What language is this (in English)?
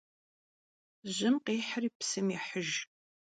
Kabardian